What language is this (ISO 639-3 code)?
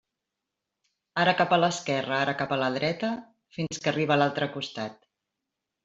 cat